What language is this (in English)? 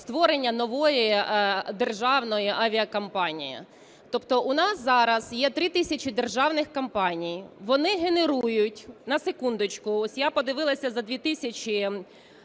Ukrainian